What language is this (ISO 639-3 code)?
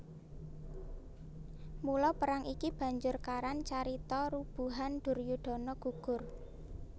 jav